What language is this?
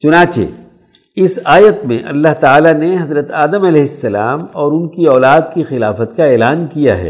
Urdu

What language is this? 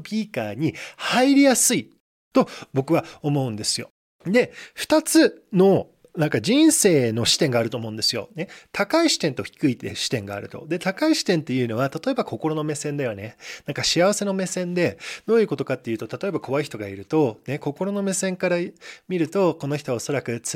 Japanese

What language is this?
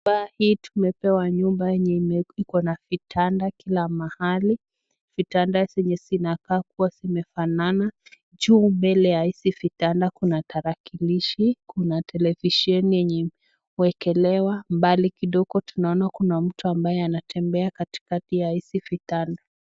Swahili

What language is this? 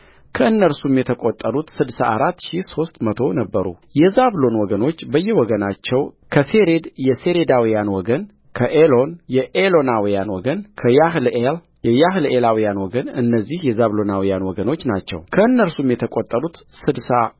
Amharic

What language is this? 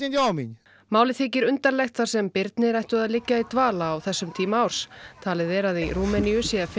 Icelandic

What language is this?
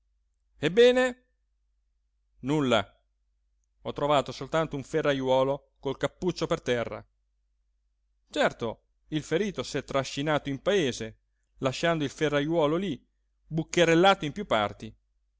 Italian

